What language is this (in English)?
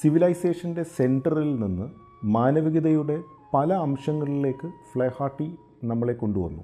Malayalam